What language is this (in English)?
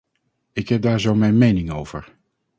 Dutch